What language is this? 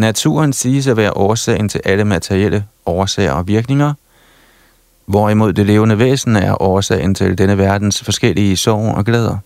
Danish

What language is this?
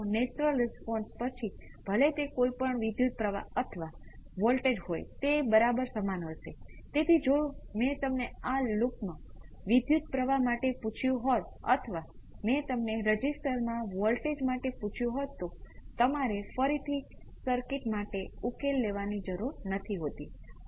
Gujarati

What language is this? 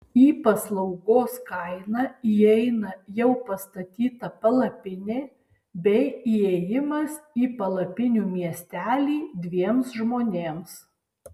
Lithuanian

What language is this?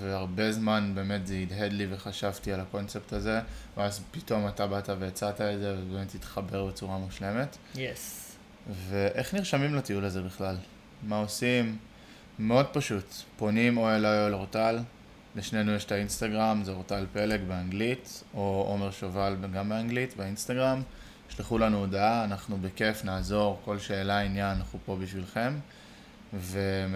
Hebrew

